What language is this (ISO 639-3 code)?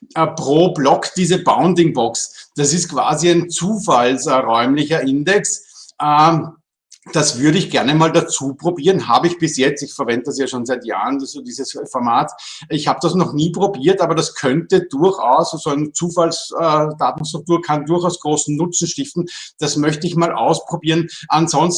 deu